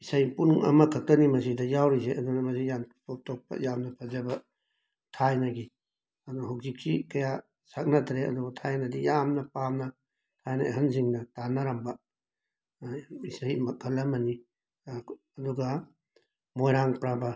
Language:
Manipuri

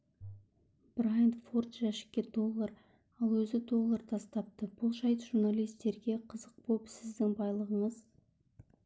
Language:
Kazakh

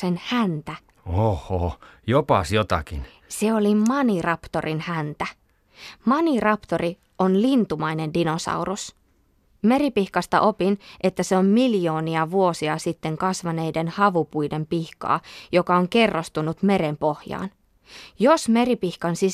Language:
Finnish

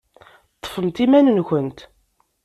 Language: Kabyle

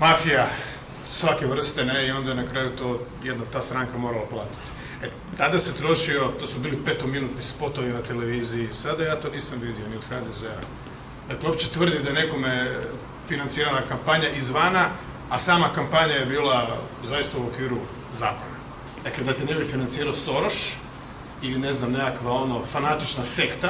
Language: Croatian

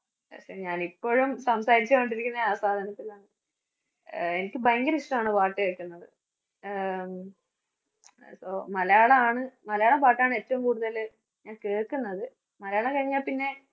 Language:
Malayalam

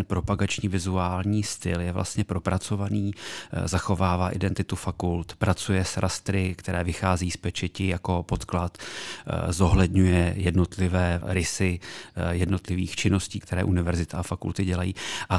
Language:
Czech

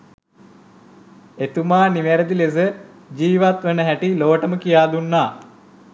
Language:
Sinhala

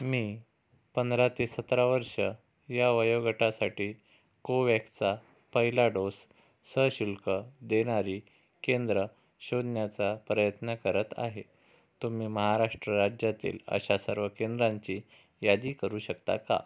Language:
Marathi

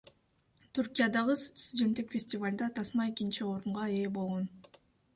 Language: Kyrgyz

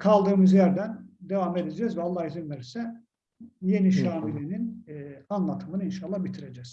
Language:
Turkish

